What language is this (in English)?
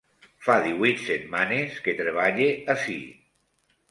Catalan